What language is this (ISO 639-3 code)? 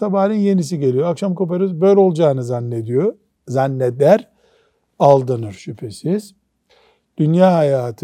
tur